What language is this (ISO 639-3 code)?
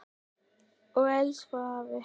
isl